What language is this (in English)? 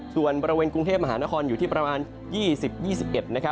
Thai